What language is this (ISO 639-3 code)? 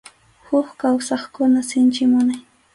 qxu